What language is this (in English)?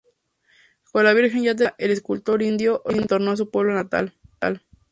Spanish